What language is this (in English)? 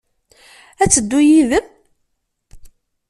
Kabyle